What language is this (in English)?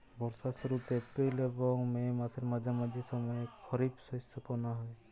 Bangla